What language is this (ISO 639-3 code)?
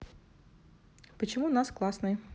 rus